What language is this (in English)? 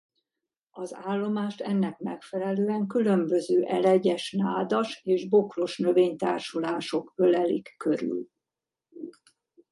Hungarian